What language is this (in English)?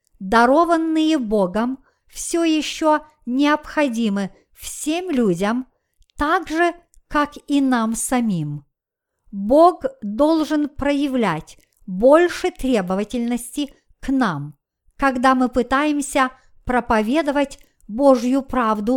Russian